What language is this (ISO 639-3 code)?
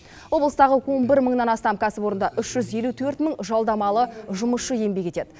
kaz